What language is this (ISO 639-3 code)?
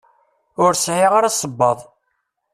kab